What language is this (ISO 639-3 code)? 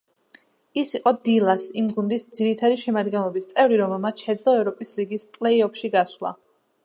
kat